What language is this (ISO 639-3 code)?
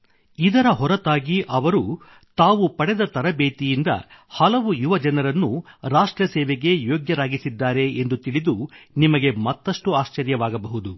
kan